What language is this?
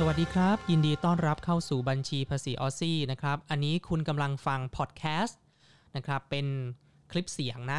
Thai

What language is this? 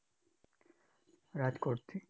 Gujarati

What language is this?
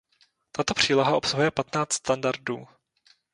Czech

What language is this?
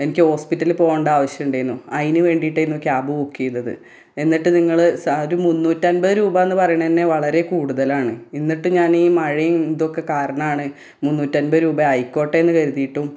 Malayalam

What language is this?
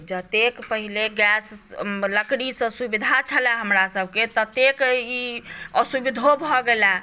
Maithili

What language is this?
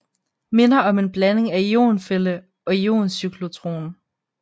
Danish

